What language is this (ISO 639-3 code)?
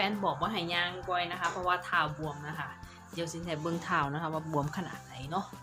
tha